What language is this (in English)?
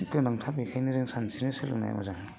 Bodo